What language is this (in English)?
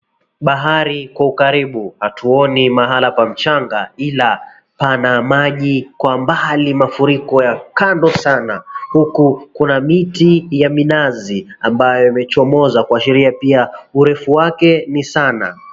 Swahili